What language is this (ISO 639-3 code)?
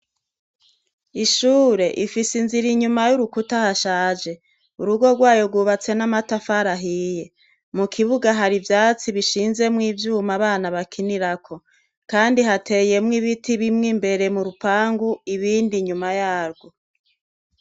run